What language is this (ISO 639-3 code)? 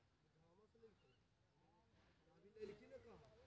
mai